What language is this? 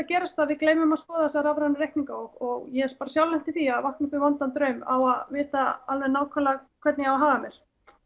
Icelandic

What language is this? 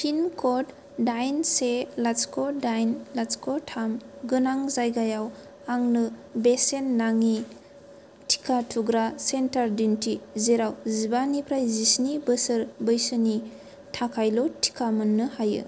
Bodo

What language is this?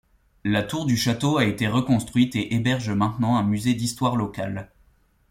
French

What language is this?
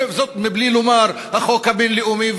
Hebrew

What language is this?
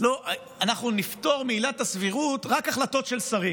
Hebrew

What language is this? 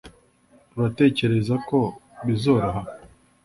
Kinyarwanda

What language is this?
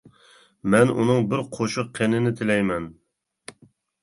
Uyghur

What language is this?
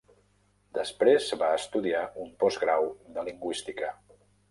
Catalan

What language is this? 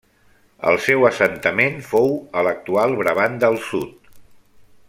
Catalan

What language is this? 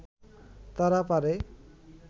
Bangla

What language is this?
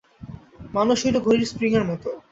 Bangla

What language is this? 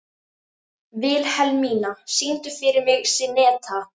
Icelandic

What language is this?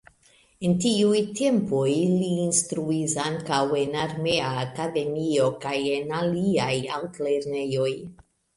Esperanto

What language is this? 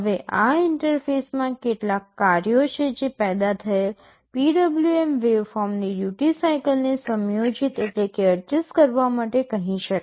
Gujarati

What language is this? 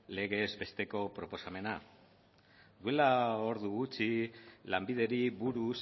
Basque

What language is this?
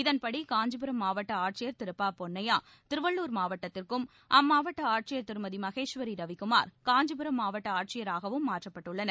Tamil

